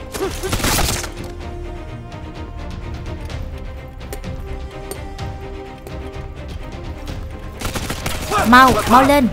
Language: Vietnamese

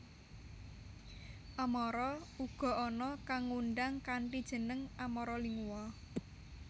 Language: Javanese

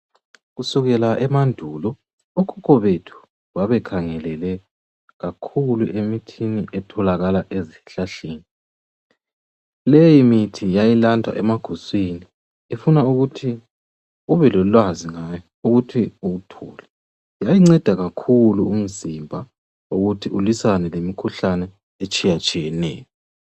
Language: North Ndebele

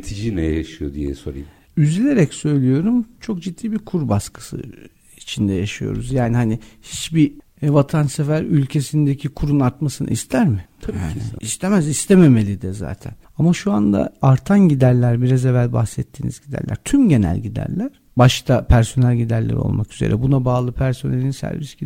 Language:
Turkish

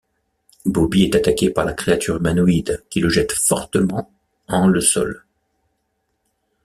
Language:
French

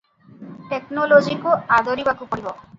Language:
Odia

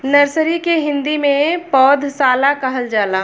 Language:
Bhojpuri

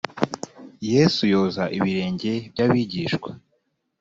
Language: Kinyarwanda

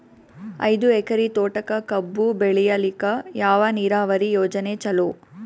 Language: Kannada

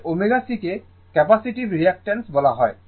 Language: Bangla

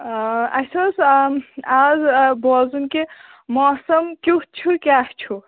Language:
Kashmiri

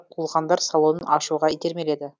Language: Kazakh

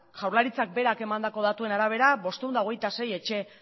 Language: Basque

